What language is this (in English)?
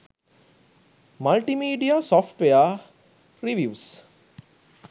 Sinhala